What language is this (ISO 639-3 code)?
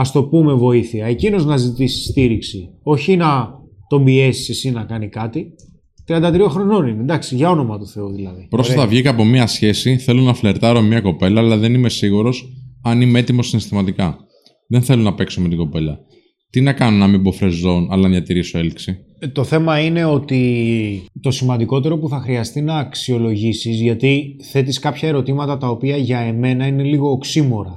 ell